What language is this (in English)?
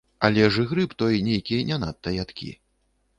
Belarusian